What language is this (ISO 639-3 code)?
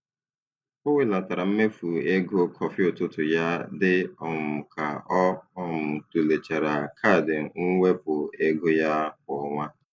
ibo